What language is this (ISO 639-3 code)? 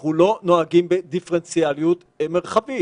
heb